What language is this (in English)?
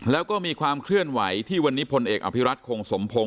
Thai